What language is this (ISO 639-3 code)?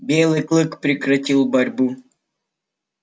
rus